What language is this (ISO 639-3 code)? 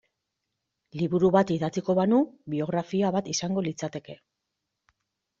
eus